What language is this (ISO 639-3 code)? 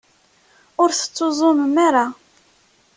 kab